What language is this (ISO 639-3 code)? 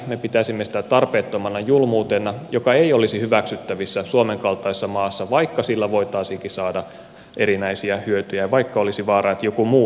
fin